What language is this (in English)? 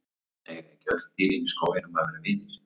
Icelandic